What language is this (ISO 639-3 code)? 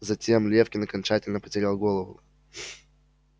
rus